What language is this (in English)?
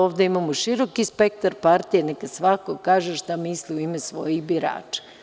Serbian